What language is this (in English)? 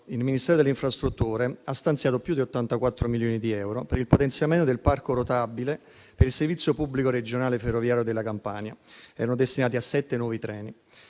Italian